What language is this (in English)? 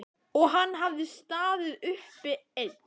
Icelandic